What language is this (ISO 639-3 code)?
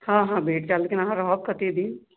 mai